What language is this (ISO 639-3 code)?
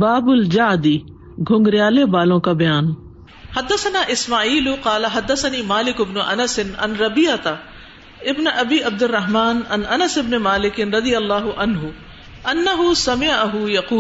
urd